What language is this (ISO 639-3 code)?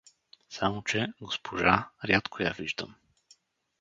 bul